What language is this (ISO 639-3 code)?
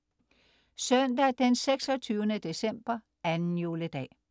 dan